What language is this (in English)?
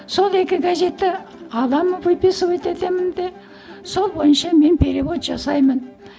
Kazakh